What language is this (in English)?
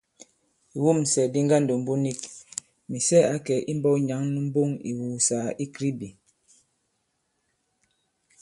Bankon